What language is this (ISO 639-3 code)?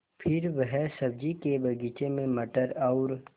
hin